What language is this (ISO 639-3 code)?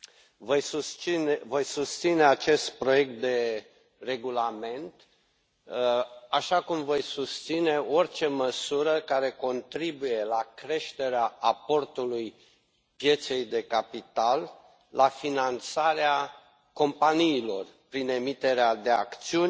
ron